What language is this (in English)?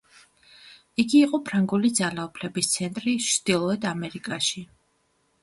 Georgian